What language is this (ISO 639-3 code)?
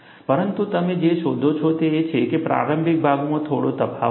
guj